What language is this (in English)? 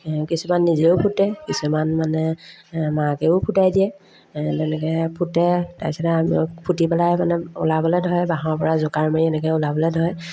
Assamese